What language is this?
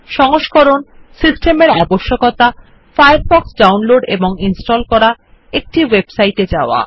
Bangla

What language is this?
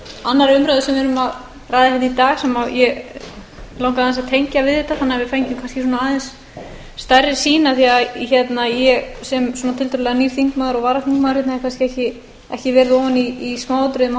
Icelandic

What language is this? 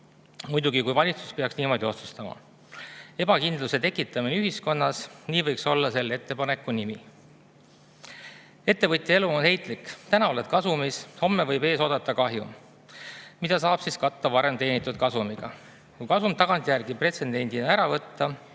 Estonian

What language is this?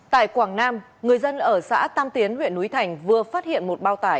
Vietnamese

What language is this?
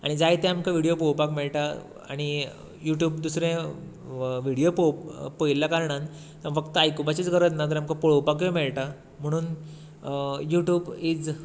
Konkani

